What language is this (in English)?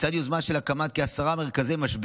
Hebrew